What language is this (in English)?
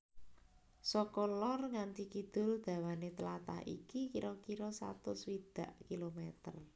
Javanese